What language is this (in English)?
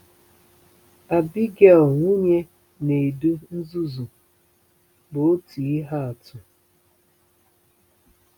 Igbo